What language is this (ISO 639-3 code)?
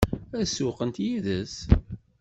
kab